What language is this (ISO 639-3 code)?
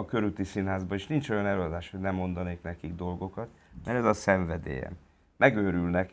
hun